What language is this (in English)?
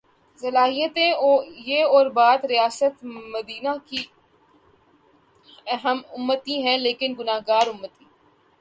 Urdu